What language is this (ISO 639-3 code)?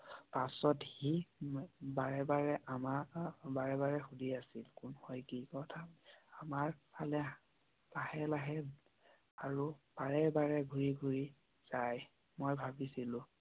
asm